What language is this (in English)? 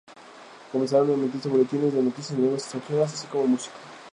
Spanish